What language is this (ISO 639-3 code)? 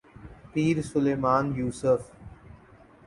urd